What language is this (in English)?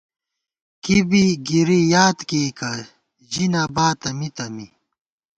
Gawar-Bati